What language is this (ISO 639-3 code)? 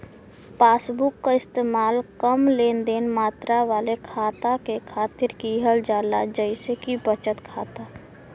bho